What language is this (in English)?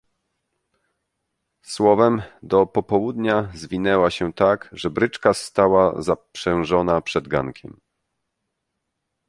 Polish